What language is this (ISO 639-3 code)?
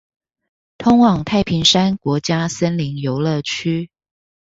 zho